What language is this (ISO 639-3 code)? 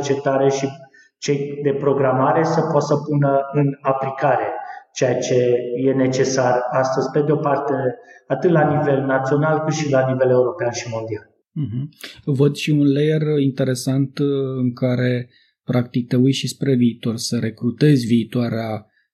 ron